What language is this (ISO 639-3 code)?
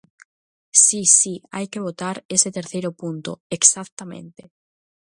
glg